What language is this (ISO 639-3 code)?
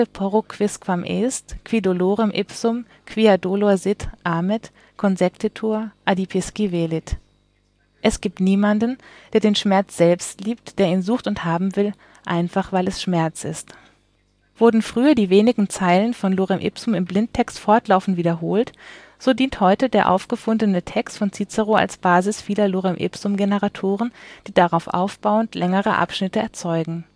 deu